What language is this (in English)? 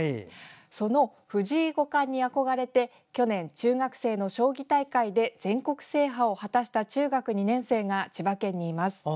Japanese